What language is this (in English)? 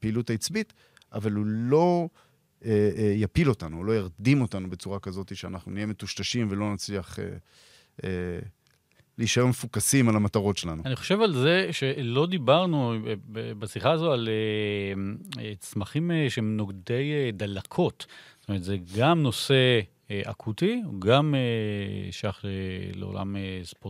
Hebrew